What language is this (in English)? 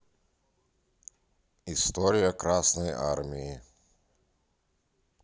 Russian